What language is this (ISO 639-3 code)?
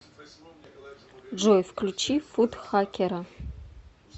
rus